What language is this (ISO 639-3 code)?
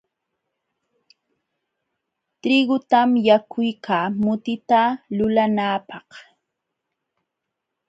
qxw